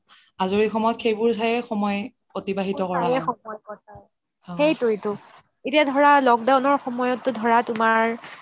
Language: Assamese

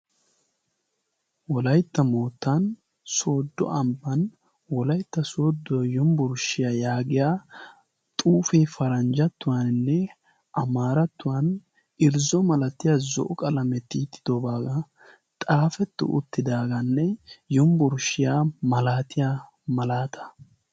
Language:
Wolaytta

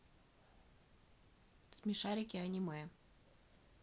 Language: Russian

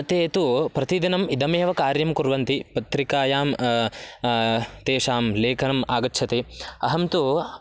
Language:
Sanskrit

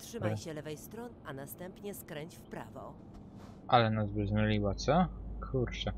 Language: Polish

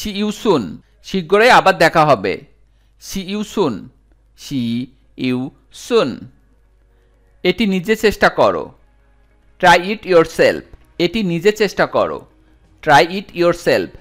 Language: Hindi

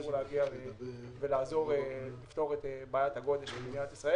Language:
Hebrew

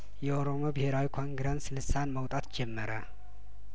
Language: Amharic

